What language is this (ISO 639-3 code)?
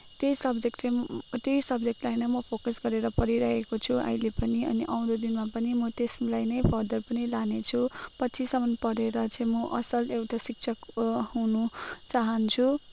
nep